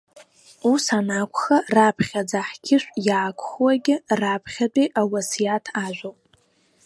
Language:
Abkhazian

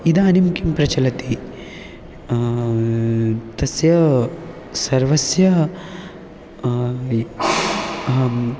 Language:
Sanskrit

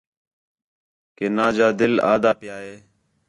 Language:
Khetrani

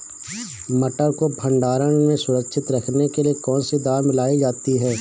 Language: Hindi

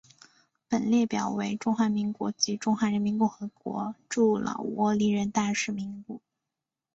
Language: Chinese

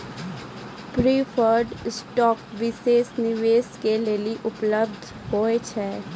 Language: Maithili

